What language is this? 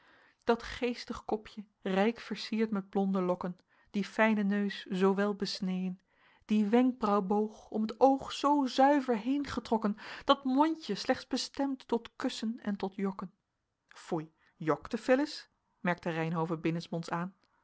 Dutch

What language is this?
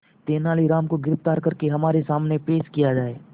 Hindi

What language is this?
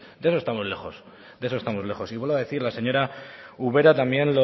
Spanish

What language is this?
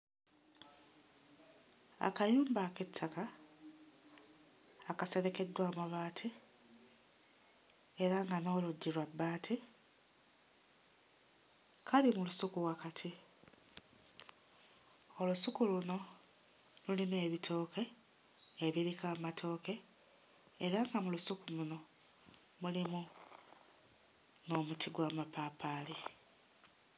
Ganda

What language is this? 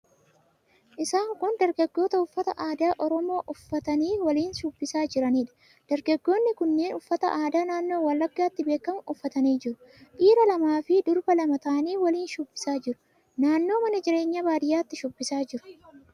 Oromo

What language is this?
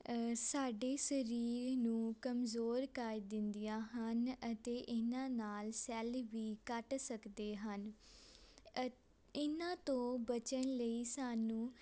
Punjabi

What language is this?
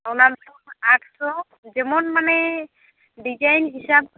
Santali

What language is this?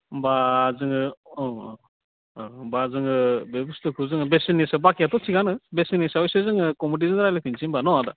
Bodo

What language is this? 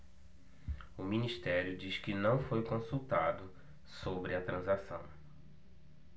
Portuguese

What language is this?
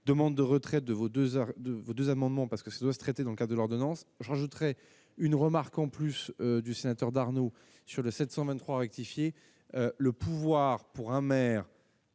French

